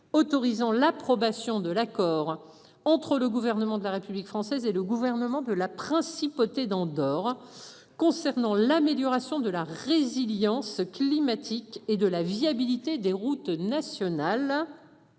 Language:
French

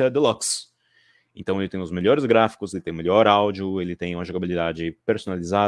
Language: Portuguese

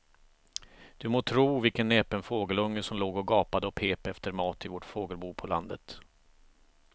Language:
Swedish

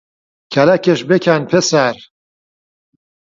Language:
Central Kurdish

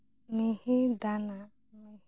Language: Santali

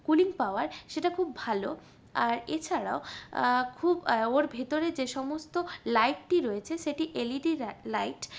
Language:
Bangla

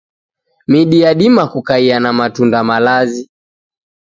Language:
Taita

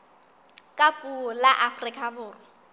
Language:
Southern Sotho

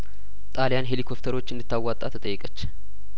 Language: Amharic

